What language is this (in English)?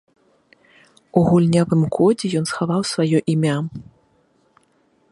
Belarusian